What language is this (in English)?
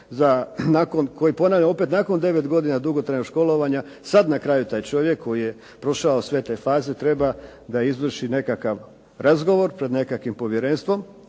Croatian